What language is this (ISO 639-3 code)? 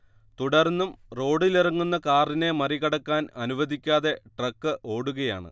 mal